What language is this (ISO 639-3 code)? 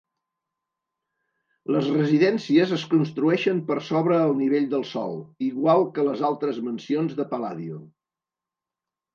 cat